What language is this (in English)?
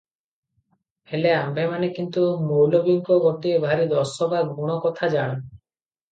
Odia